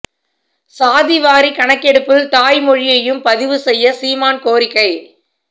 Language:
Tamil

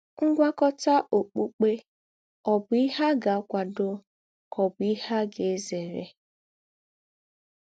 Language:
Igbo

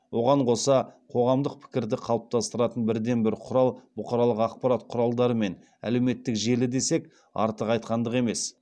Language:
Kazakh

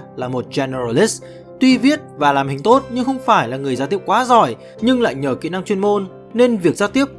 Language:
Vietnamese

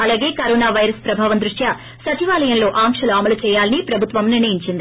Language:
Telugu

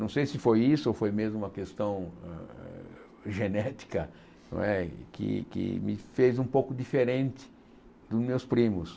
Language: Portuguese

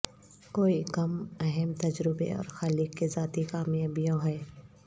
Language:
Urdu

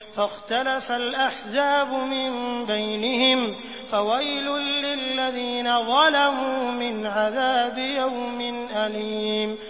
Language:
Arabic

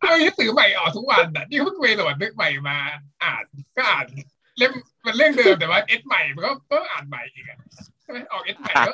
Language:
Thai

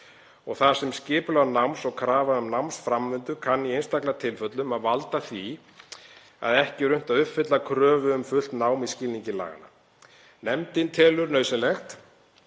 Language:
Icelandic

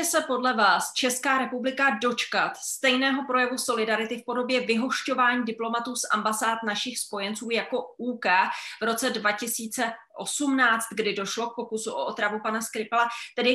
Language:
Czech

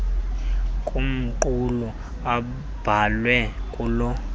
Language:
Xhosa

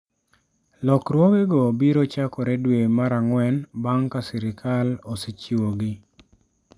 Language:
Luo (Kenya and Tanzania)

